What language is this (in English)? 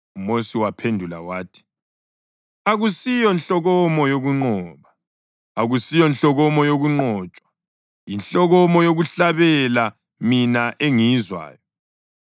North Ndebele